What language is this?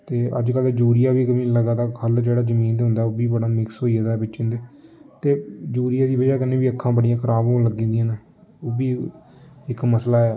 Dogri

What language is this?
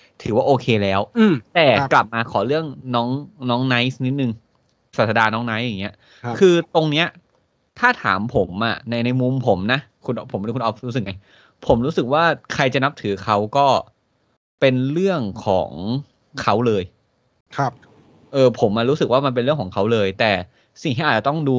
Thai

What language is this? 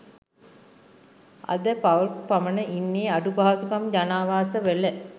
Sinhala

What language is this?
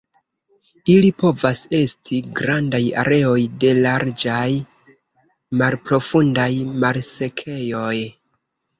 Esperanto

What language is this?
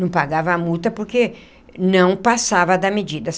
Portuguese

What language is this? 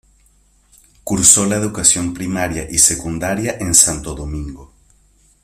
Spanish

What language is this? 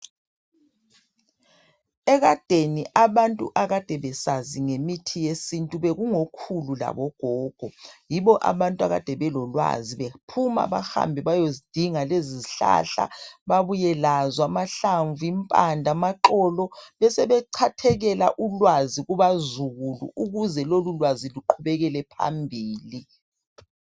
North Ndebele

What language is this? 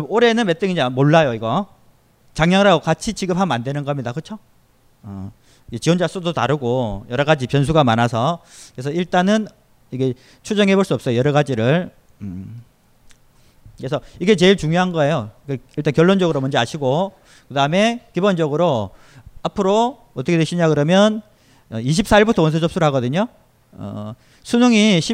Korean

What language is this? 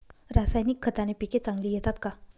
Marathi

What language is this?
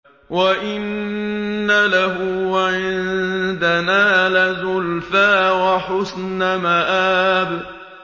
Arabic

